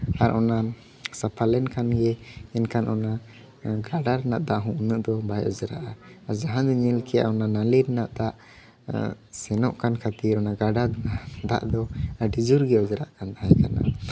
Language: Santali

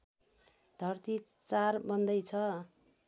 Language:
Nepali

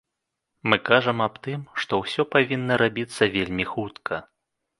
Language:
Belarusian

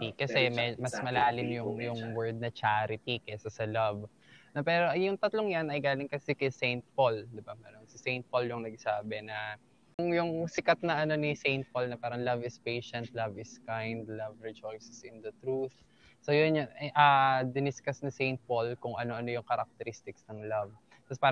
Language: Filipino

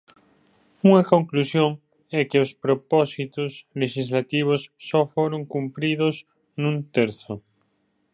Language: Galician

